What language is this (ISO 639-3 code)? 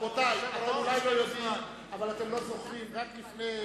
heb